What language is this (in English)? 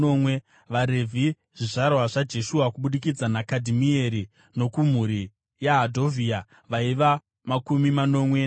Shona